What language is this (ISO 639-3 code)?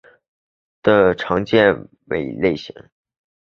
zho